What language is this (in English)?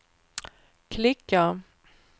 Swedish